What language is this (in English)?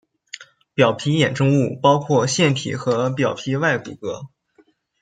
Chinese